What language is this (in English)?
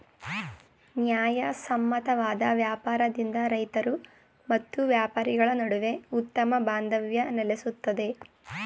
Kannada